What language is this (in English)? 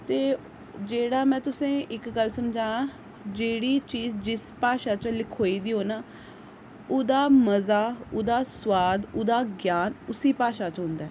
Dogri